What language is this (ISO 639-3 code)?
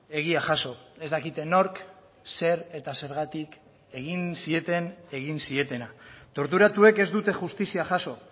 eus